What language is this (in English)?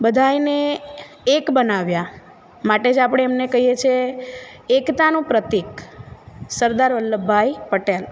Gujarati